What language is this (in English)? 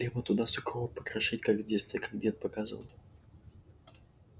Russian